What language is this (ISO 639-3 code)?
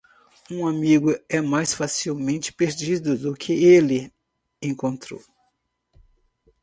por